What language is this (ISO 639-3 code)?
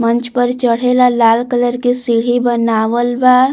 bho